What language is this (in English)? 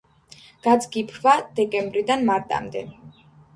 Georgian